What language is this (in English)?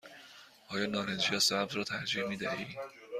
Persian